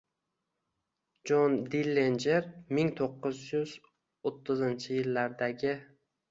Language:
Uzbek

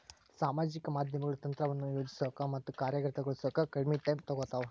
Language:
Kannada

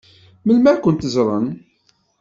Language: Kabyle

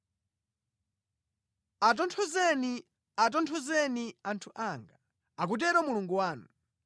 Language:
Nyanja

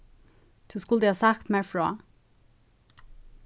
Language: Faroese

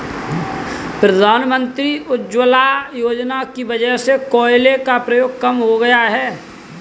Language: Hindi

